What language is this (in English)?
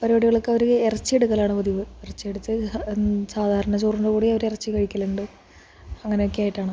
Malayalam